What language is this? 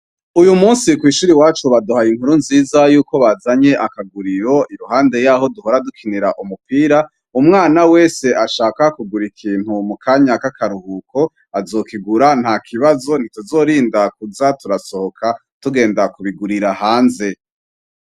Rundi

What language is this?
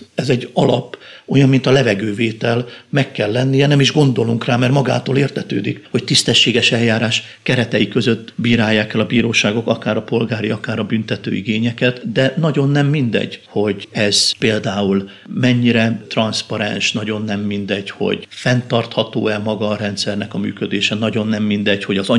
Hungarian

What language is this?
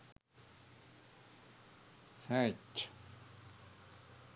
Sinhala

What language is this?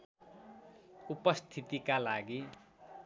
Nepali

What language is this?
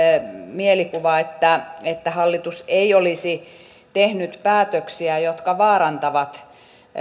Finnish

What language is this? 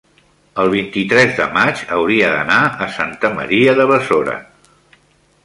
Catalan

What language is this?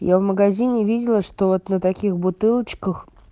Russian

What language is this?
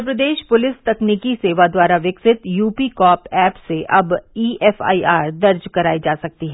Hindi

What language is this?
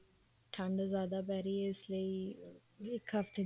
Punjabi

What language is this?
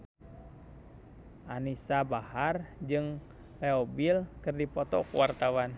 Sundanese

